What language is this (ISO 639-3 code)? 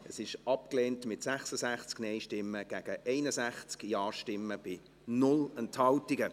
gsw